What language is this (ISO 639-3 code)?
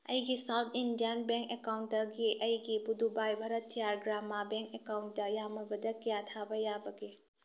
mni